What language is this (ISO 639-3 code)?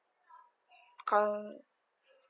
eng